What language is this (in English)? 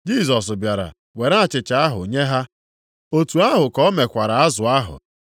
Igbo